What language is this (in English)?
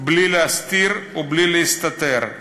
Hebrew